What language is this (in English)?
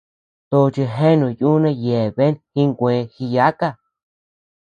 Tepeuxila Cuicatec